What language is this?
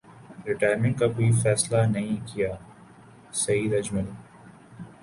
Urdu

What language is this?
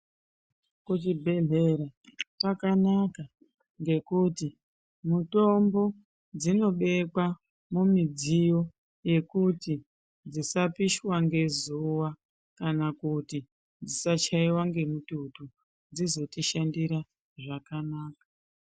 Ndau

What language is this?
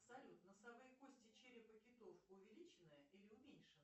Russian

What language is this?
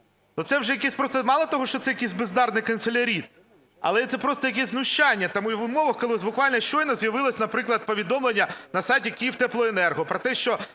Ukrainian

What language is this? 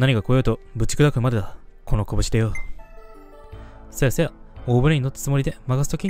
Japanese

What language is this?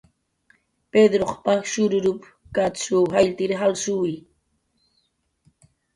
Jaqaru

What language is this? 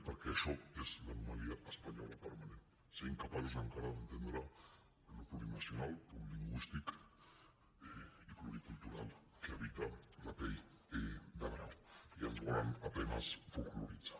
Catalan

